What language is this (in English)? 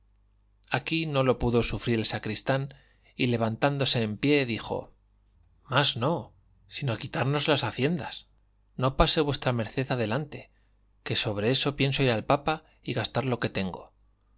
Spanish